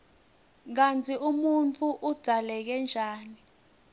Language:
Swati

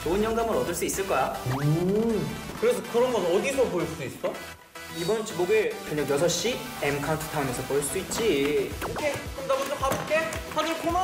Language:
Korean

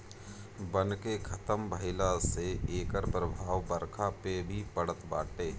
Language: Bhojpuri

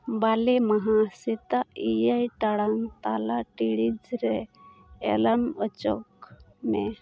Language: Santali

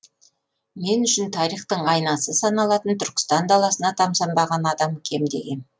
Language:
Kazakh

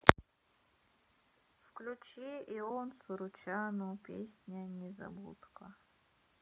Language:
Russian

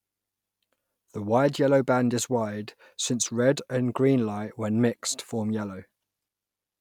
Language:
English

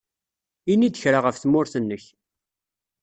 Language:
Kabyle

